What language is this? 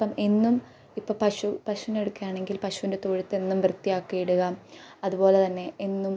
Malayalam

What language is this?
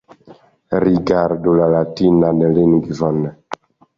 Esperanto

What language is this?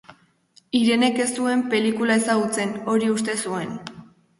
Basque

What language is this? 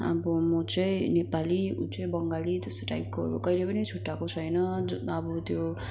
Nepali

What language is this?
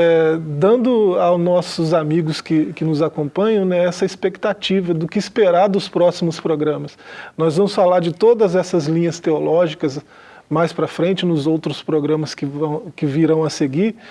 Portuguese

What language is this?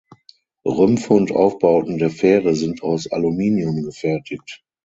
German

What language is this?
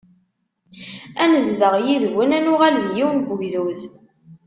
Kabyle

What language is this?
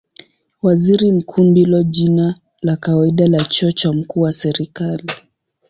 Swahili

